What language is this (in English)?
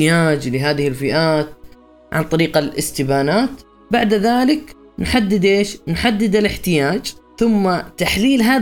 Arabic